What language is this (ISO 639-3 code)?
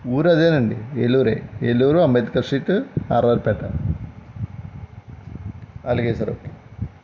tel